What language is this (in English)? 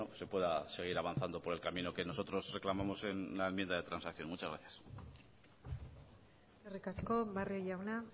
Spanish